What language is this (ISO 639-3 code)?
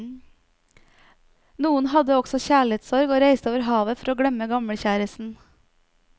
nor